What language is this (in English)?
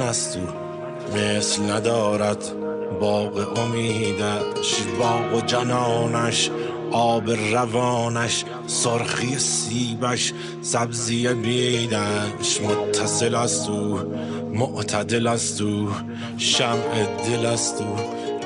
Persian